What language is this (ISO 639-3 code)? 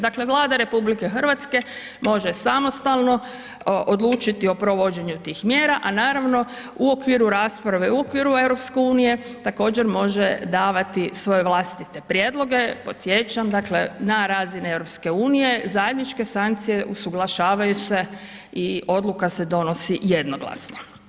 hrv